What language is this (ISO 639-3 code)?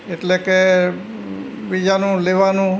guj